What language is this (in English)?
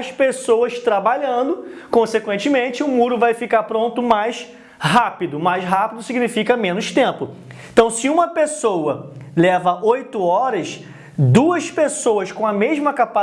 Portuguese